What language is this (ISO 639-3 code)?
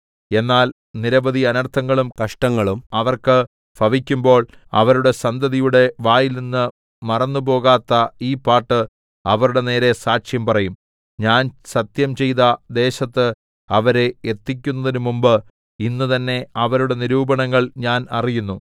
mal